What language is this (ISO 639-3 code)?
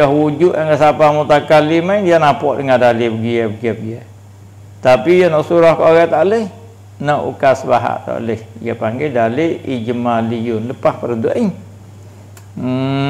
msa